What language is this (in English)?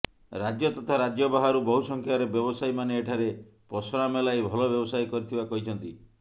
Odia